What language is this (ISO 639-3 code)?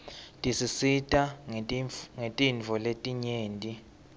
ssw